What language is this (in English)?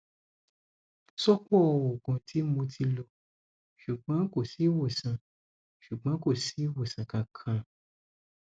Yoruba